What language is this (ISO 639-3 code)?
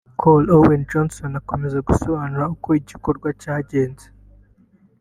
kin